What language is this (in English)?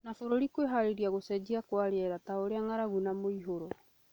Kikuyu